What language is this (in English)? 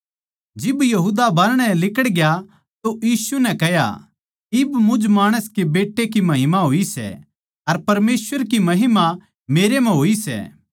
Haryanvi